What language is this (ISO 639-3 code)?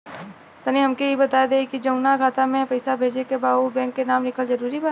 bho